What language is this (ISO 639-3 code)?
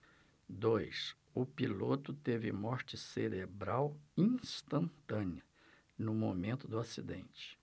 por